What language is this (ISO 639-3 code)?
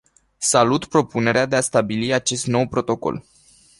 ron